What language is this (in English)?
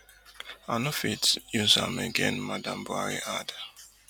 Nigerian Pidgin